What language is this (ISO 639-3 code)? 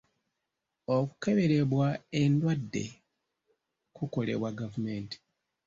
lug